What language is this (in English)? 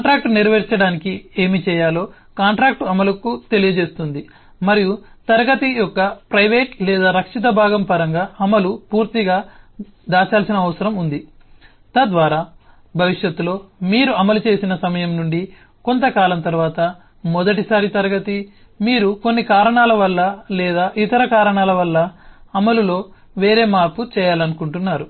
Telugu